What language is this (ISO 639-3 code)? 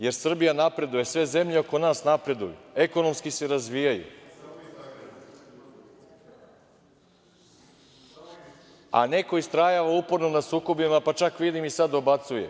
srp